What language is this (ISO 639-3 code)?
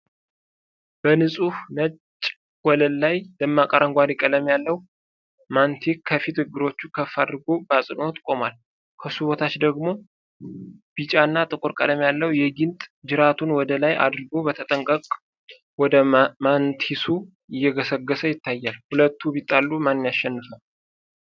amh